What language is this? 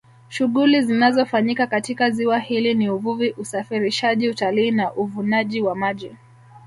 Swahili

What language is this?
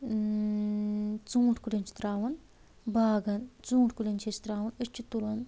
Kashmiri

